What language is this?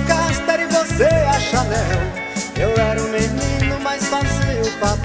Portuguese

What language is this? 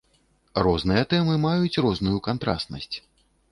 Belarusian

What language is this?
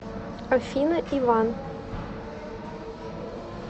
Russian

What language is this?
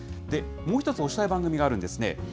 Japanese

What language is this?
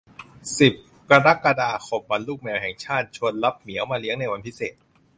Thai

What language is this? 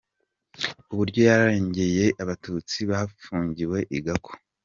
Kinyarwanda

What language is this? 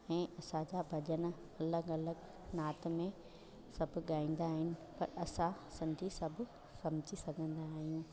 Sindhi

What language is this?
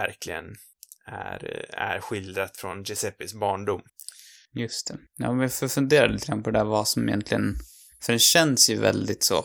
Swedish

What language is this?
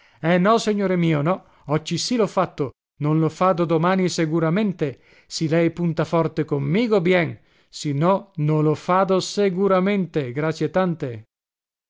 Italian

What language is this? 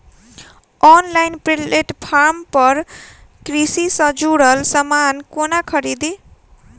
Maithili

